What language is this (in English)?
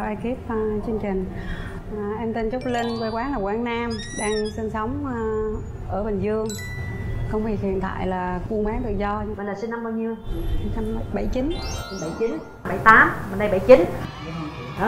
Vietnamese